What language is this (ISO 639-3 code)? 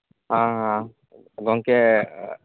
sat